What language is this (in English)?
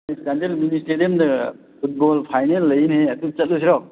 Manipuri